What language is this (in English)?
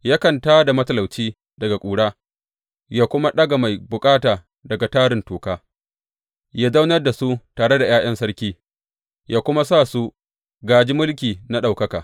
Hausa